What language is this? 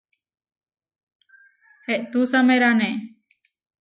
Huarijio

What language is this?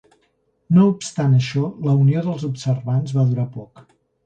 Catalan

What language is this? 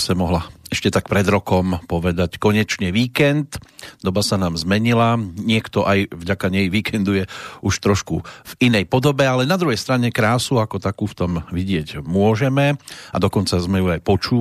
Slovak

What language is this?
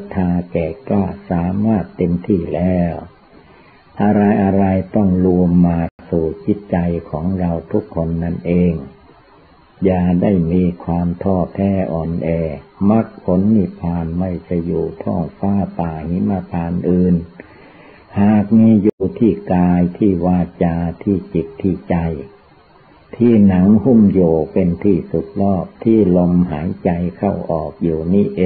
Thai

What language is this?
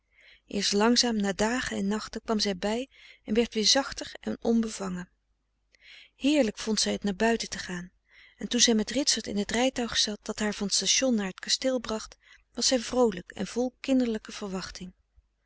Dutch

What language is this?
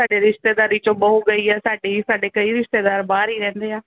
Punjabi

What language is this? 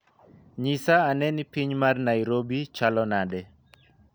Luo (Kenya and Tanzania)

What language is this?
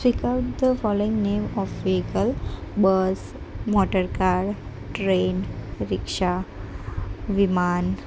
Gujarati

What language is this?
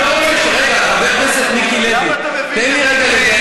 Hebrew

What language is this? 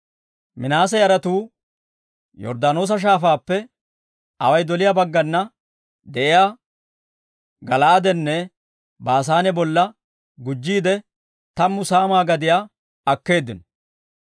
Dawro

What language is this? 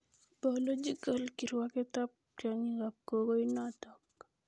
Kalenjin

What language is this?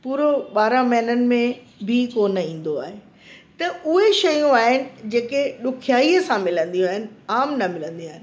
Sindhi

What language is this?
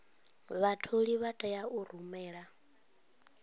Venda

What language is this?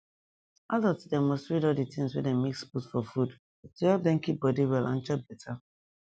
Nigerian Pidgin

